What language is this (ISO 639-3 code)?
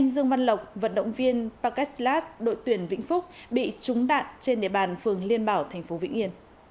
vie